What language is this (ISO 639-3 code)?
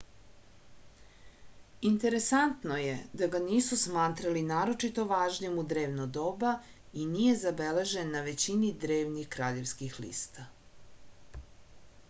srp